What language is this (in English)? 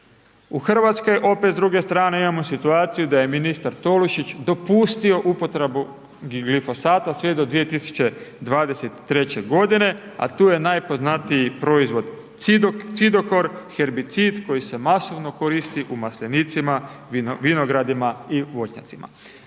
Croatian